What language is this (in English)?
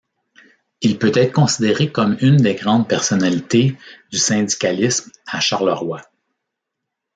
French